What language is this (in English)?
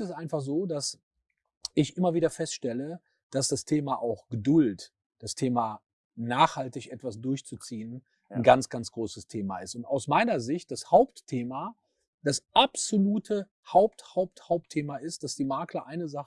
German